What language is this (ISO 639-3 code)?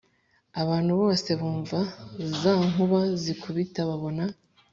kin